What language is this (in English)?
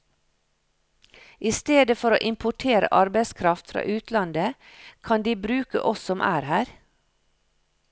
Norwegian